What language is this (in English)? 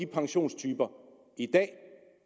Danish